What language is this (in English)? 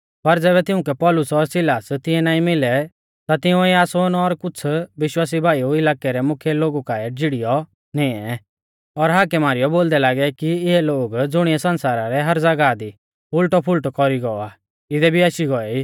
Mahasu Pahari